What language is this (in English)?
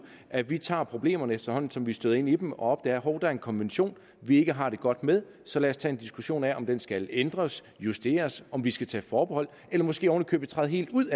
Danish